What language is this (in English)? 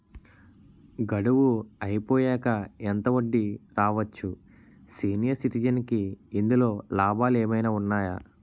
Telugu